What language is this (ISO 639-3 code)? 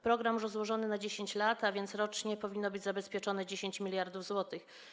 pol